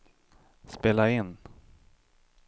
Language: Swedish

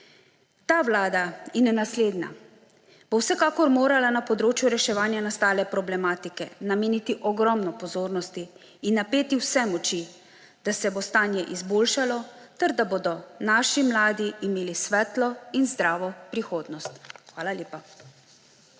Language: Slovenian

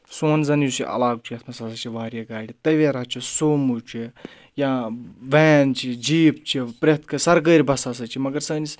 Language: Kashmiri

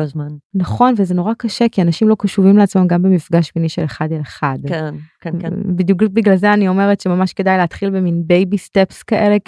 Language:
Hebrew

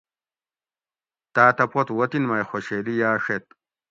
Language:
Gawri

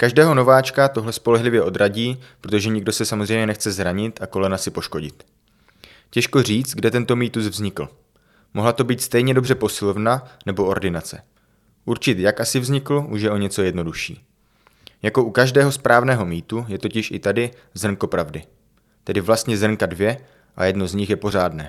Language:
Czech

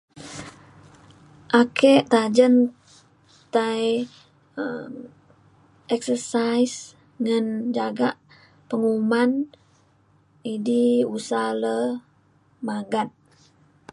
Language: Mainstream Kenyah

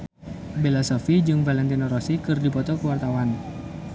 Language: Sundanese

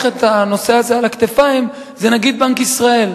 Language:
Hebrew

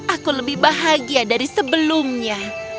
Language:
Indonesian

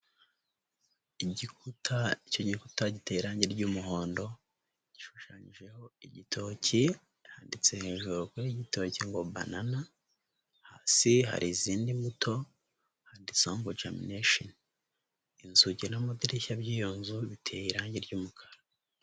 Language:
Kinyarwanda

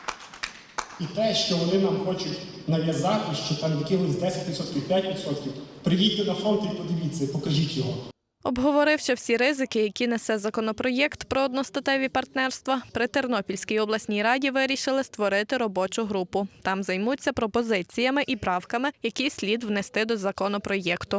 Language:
Ukrainian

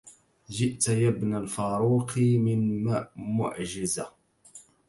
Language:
Arabic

